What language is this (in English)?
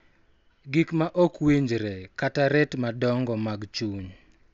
Luo (Kenya and Tanzania)